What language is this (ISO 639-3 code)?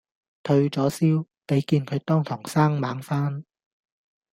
yue